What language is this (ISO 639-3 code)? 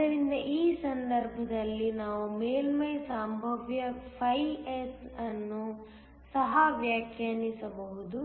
kan